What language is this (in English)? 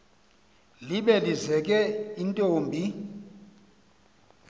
Xhosa